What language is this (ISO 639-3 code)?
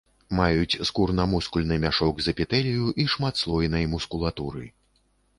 bel